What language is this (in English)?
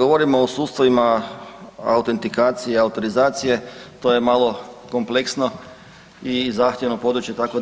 Croatian